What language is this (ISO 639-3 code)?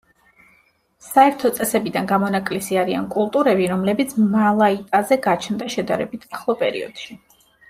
kat